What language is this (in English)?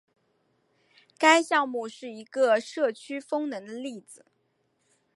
Chinese